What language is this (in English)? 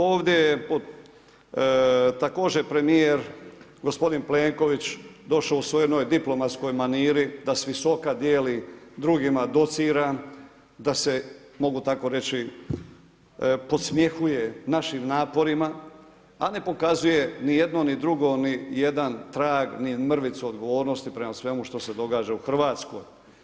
Croatian